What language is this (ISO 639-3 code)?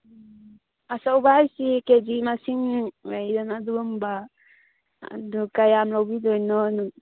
mni